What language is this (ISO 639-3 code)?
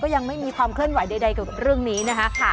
tha